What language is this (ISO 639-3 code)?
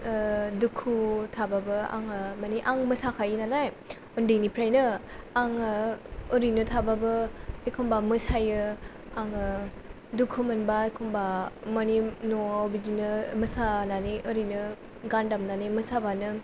brx